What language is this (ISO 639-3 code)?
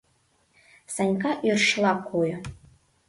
chm